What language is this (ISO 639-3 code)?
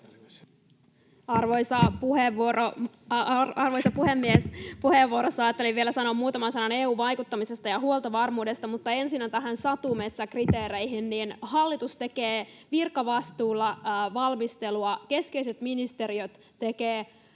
fin